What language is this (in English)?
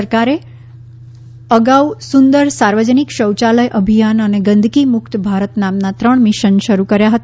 Gujarati